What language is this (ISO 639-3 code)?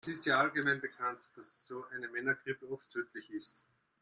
deu